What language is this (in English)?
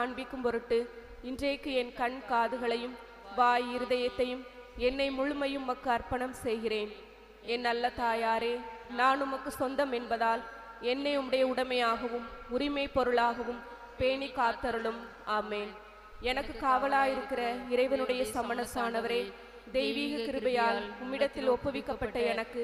Thai